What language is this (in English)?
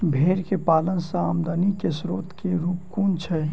Maithili